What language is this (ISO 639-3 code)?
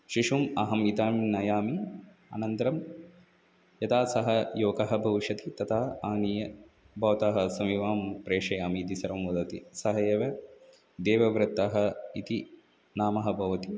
san